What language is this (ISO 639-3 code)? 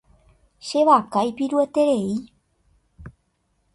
grn